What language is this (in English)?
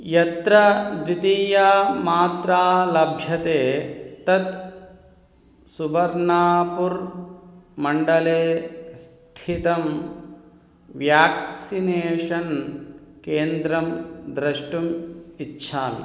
Sanskrit